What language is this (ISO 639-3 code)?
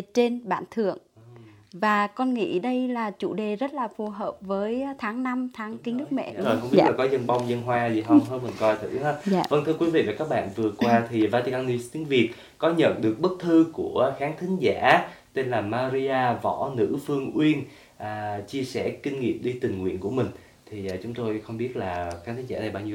vie